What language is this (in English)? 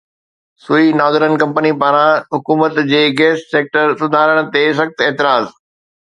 Sindhi